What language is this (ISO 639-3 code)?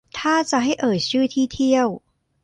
tha